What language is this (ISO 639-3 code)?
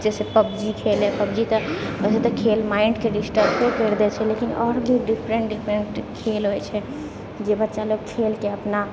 mai